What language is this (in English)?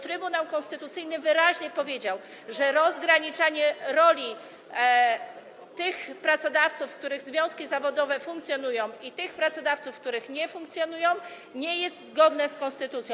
Polish